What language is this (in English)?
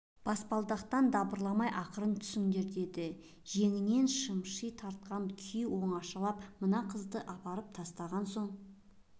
Kazakh